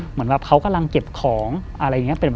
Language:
Thai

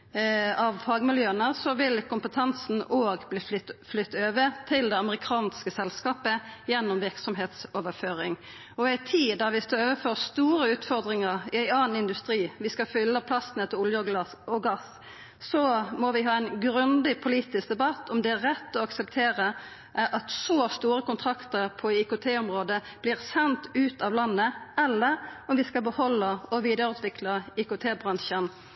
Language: Norwegian Nynorsk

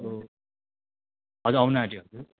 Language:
Nepali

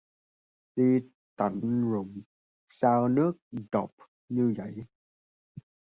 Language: Vietnamese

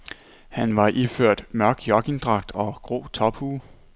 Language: Danish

